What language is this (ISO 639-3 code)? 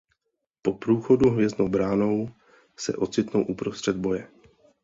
ces